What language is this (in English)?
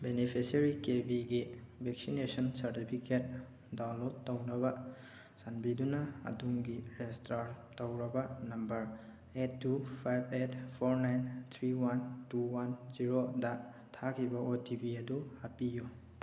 Manipuri